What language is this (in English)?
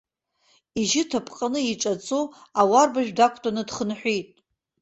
Abkhazian